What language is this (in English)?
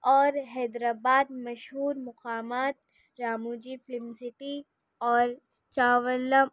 Urdu